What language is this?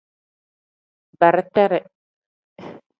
Tem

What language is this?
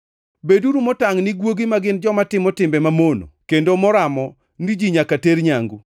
Luo (Kenya and Tanzania)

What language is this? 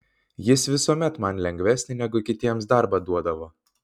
Lithuanian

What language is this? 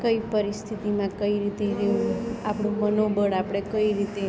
Gujarati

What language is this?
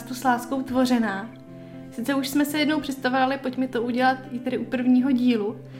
Czech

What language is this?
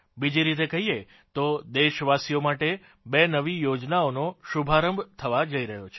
Gujarati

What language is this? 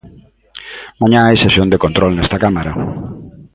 Galician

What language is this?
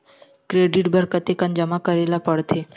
Chhattisgarhi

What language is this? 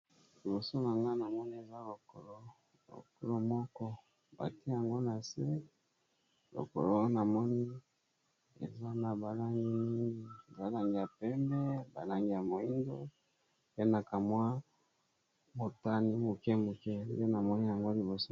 Lingala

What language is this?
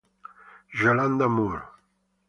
Italian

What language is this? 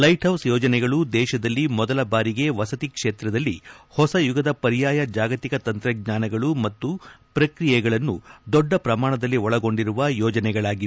Kannada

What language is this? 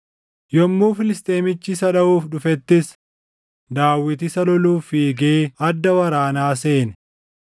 Oromo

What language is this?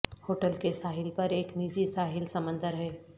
Urdu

